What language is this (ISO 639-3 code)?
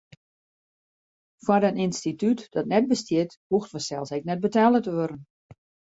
fry